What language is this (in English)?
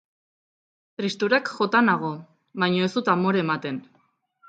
Basque